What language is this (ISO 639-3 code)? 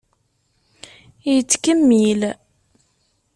kab